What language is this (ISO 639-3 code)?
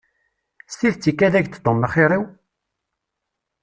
kab